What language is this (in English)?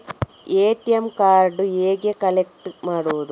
Kannada